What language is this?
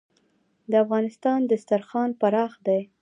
Pashto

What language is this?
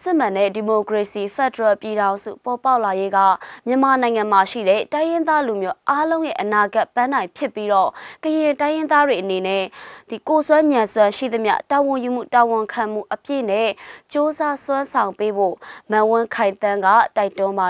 Korean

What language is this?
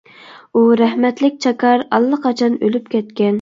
Uyghur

